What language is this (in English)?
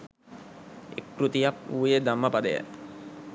Sinhala